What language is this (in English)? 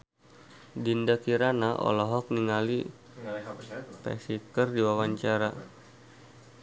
Sundanese